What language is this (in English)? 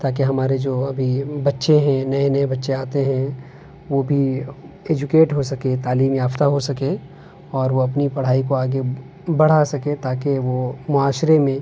Urdu